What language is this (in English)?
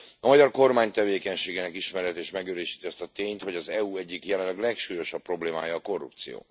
Hungarian